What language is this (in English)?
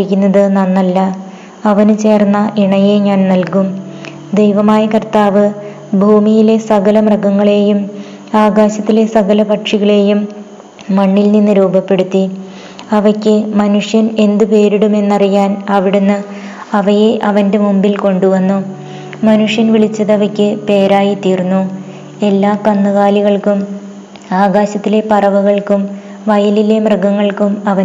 Malayalam